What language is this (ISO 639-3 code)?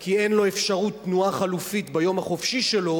heb